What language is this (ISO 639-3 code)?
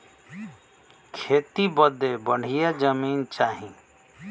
bho